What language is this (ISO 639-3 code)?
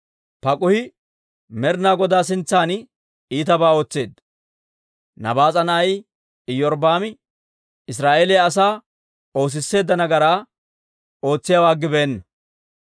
dwr